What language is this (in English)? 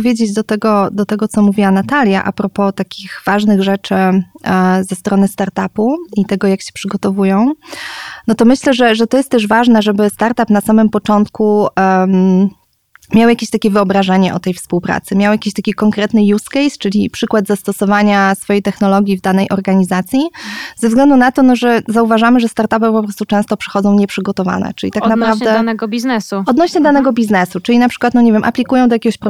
Polish